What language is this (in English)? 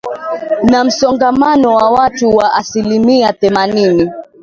Swahili